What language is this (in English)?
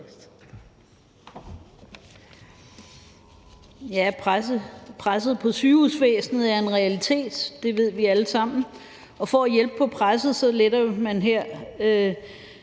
Danish